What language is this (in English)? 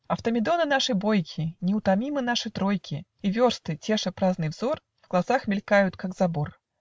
Russian